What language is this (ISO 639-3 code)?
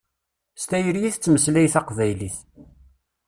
kab